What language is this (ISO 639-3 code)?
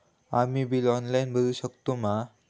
mar